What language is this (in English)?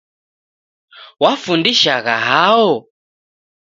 Taita